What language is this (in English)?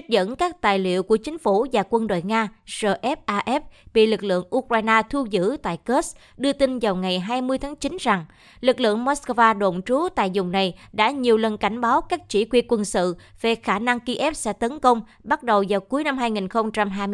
Vietnamese